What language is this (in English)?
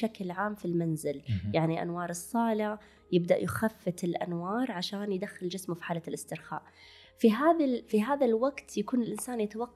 Arabic